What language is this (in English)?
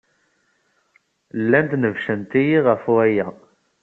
Kabyle